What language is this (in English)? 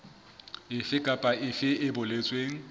Southern Sotho